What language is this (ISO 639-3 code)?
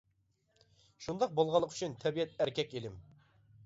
uig